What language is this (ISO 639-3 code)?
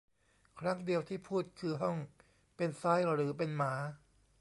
tha